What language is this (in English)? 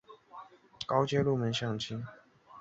Chinese